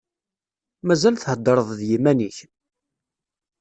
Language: Kabyle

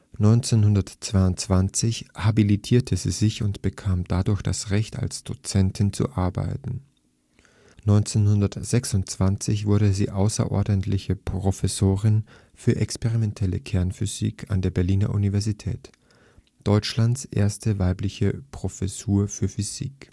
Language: German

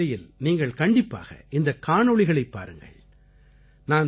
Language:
Tamil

